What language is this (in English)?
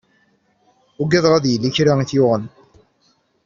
Kabyle